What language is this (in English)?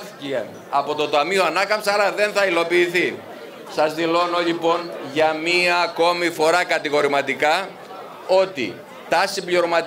Greek